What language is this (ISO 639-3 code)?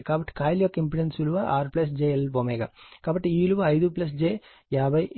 tel